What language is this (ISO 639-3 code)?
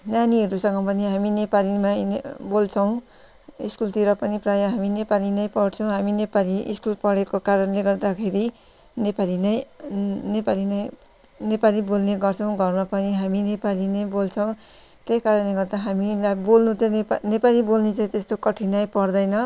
nep